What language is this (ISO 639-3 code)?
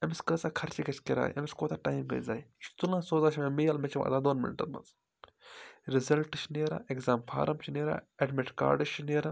kas